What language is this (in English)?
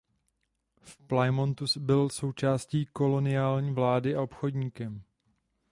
Czech